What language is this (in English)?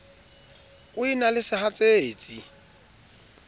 Southern Sotho